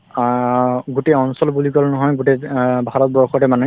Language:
Assamese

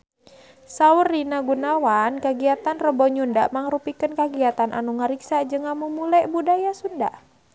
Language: Sundanese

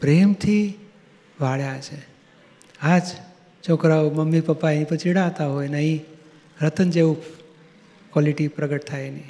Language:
Gujarati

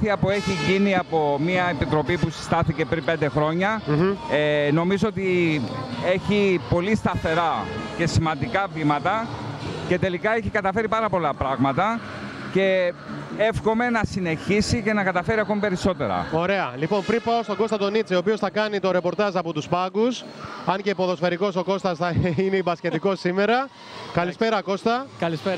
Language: Greek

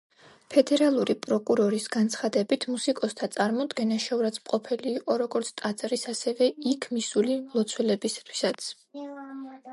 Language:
Georgian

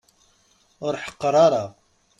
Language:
Kabyle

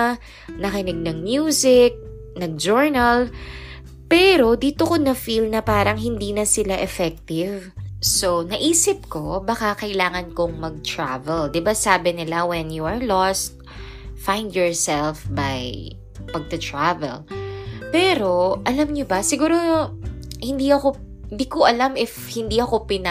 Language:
Filipino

